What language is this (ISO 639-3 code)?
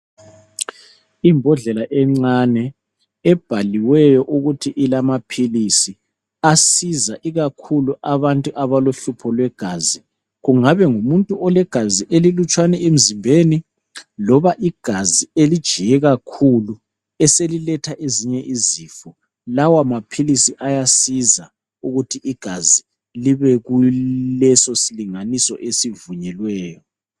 nde